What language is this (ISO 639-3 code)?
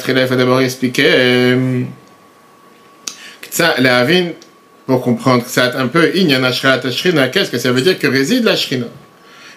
fra